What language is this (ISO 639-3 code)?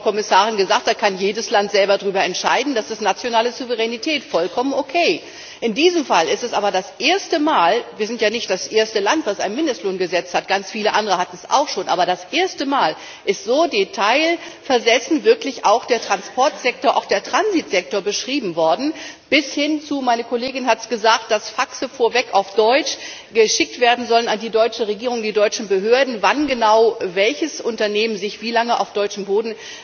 deu